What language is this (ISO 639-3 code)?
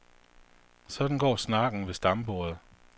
dan